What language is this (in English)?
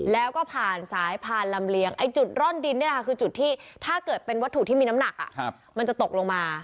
Thai